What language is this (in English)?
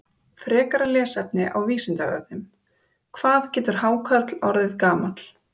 Icelandic